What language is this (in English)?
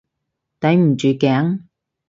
Cantonese